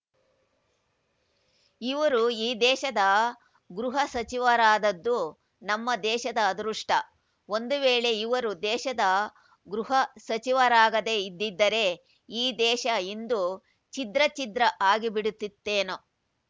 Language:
Kannada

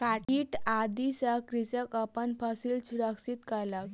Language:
Maithili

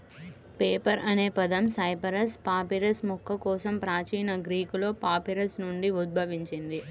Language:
Telugu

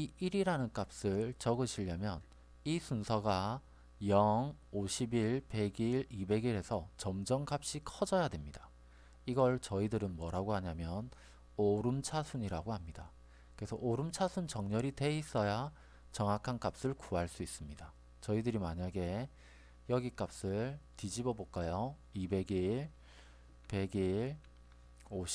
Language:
Korean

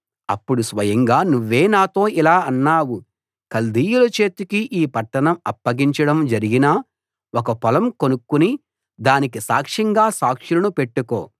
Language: Telugu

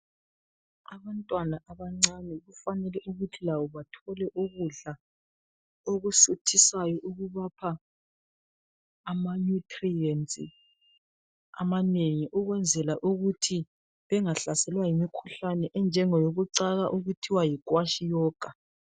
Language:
North Ndebele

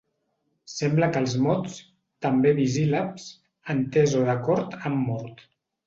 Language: Catalan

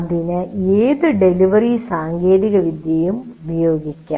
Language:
Malayalam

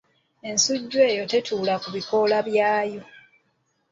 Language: Ganda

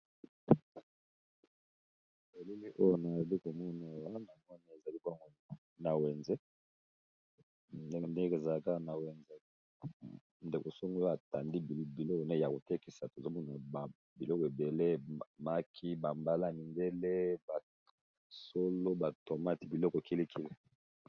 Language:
Lingala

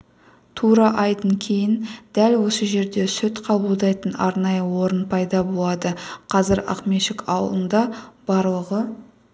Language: Kazakh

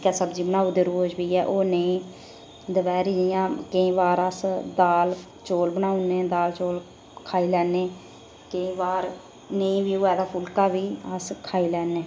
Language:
Dogri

